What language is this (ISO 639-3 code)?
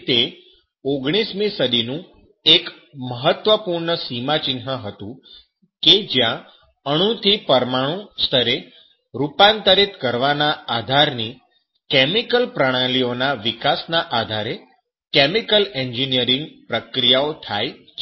guj